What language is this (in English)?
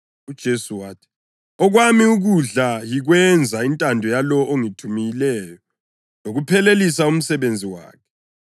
North Ndebele